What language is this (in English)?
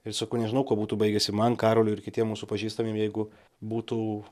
Lithuanian